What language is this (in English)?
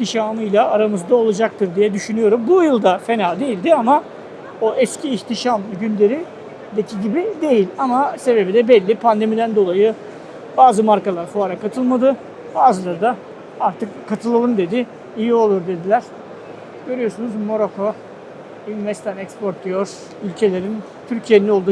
Turkish